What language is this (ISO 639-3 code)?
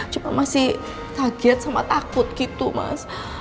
ind